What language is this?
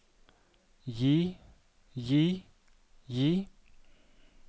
Norwegian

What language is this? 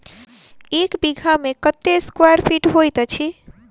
Maithili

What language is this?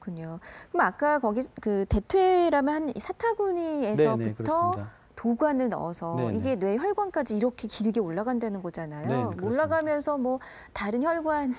Korean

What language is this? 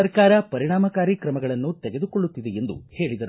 Kannada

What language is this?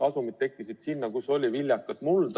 Estonian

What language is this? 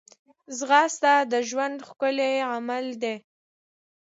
Pashto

